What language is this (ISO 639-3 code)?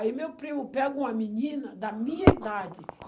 por